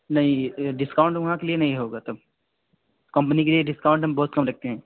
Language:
Hindi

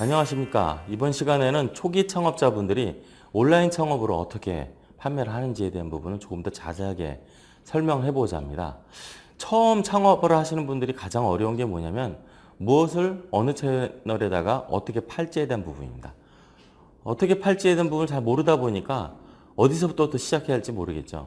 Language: Korean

